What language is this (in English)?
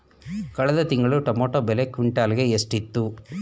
Kannada